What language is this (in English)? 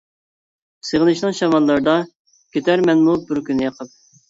Uyghur